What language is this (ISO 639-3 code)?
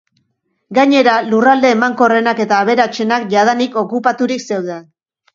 eus